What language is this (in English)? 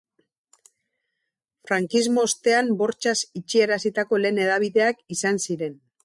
Basque